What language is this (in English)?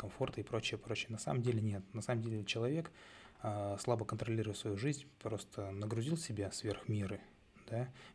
Russian